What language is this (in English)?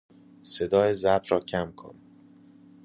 Persian